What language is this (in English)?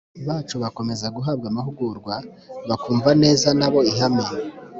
Kinyarwanda